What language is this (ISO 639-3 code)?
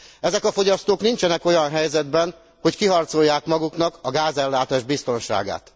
hun